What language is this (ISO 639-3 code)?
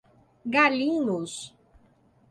por